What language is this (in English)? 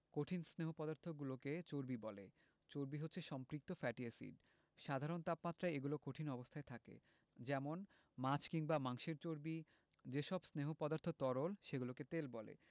Bangla